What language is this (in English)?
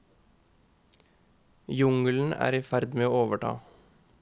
Norwegian